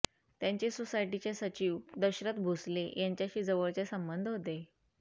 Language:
Marathi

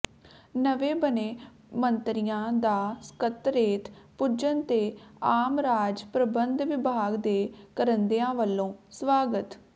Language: Punjabi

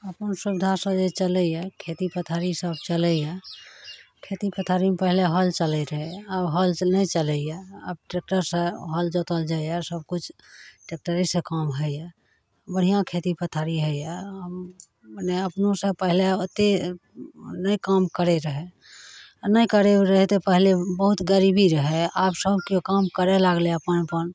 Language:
Maithili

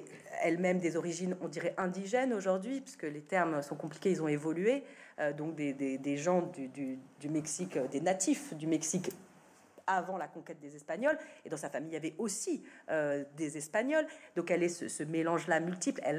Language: French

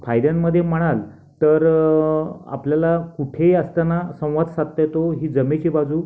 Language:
Marathi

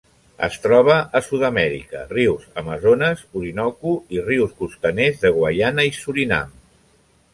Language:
Catalan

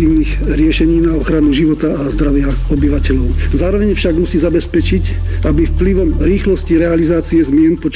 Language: Czech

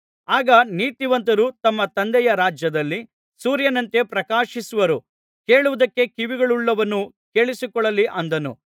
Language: Kannada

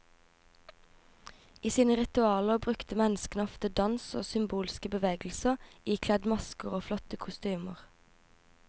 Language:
Norwegian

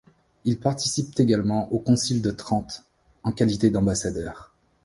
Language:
French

